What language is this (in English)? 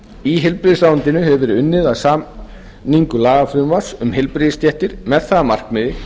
Icelandic